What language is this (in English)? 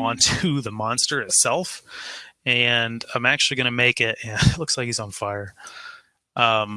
English